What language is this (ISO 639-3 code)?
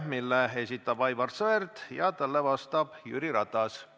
est